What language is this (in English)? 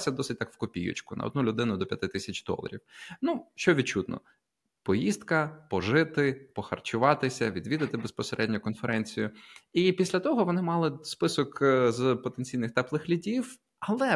Ukrainian